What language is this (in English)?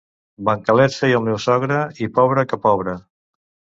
Catalan